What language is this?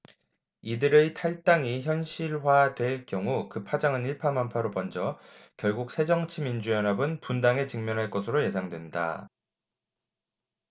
Korean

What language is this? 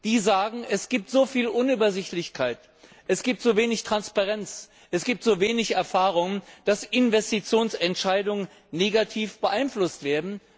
German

